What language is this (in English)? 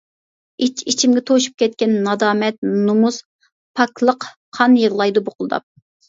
Uyghur